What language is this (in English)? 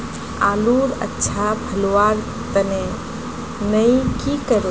Magahi